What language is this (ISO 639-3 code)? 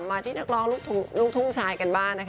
tha